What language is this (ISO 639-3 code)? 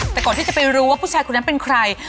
tha